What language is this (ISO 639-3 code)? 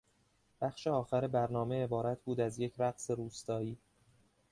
fas